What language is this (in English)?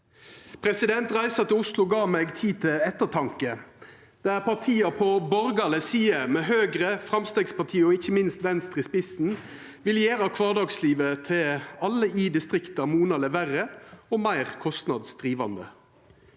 Norwegian